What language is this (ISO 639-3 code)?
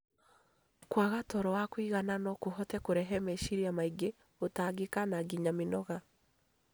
kik